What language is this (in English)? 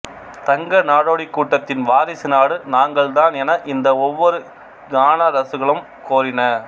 Tamil